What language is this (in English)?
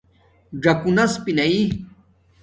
Domaaki